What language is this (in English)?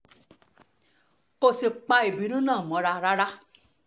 Yoruba